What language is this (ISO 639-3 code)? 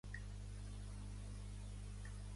cat